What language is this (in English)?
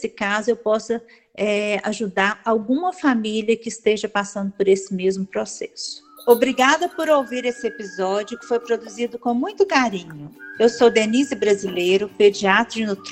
Portuguese